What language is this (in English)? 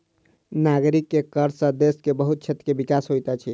Maithili